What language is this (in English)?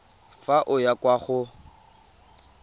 Tswana